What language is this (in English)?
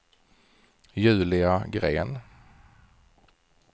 Swedish